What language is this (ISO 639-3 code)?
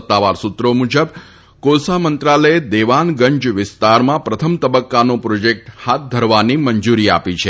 guj